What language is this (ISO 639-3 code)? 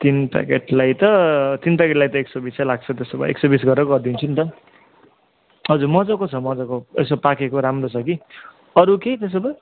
nep